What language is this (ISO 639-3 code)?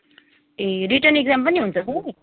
nep